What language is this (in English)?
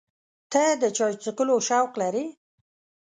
Pashto